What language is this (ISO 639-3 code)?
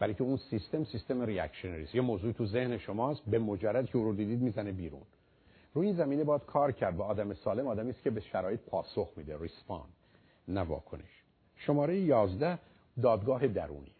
fas